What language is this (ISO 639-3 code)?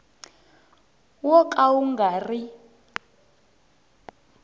tso